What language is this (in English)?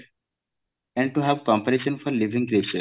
Odia